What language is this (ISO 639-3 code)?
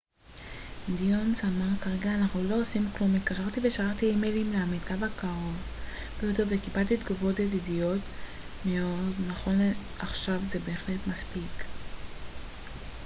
heb